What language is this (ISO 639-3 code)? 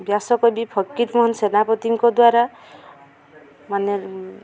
ori